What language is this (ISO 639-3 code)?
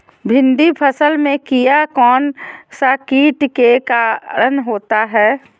mag